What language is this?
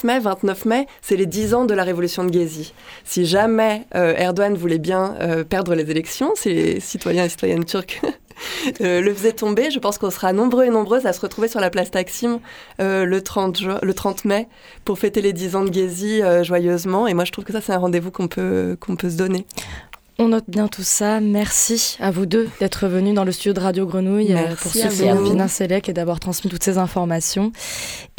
French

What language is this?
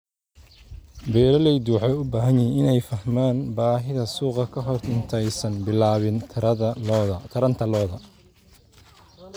Somali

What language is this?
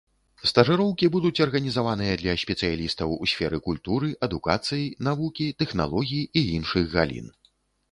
Belarusian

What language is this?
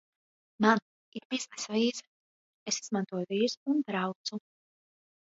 Latvian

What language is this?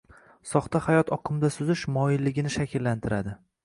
Uzbek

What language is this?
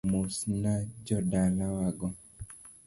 Luo (Kenya and Tanzania)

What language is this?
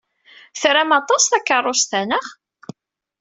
Kabyle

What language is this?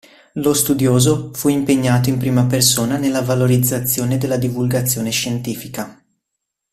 Italian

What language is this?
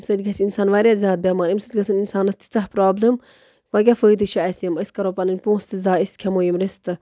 Kashmiri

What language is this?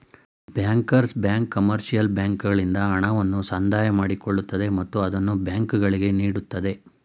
Kannada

